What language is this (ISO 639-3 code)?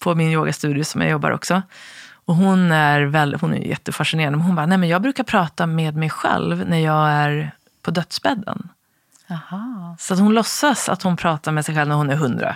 swe